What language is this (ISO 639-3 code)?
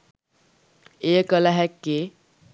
sin